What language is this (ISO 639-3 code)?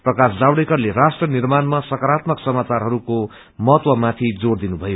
nep